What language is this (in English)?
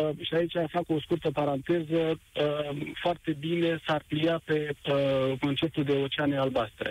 Romanian